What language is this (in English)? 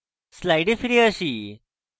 Bangla